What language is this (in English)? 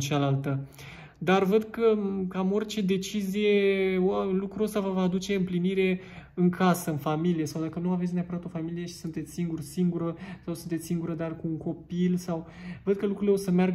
Romanian